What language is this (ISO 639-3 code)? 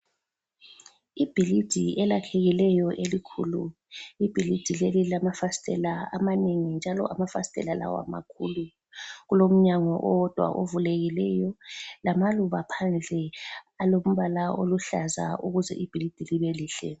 nde